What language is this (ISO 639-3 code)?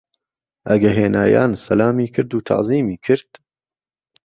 ckb